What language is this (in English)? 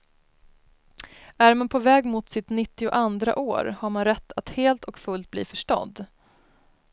Swedish